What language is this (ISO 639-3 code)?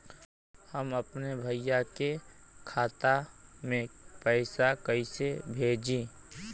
bho